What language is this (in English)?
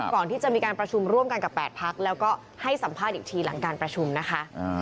Thai